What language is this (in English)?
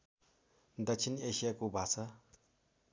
Nepali